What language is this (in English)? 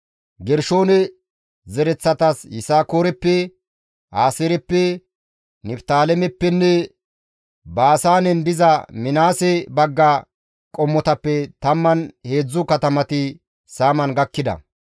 Gamo